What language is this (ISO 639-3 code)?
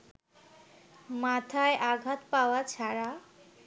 ben